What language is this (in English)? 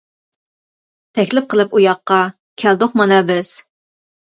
Uyghur